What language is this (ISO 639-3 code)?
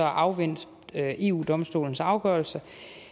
dan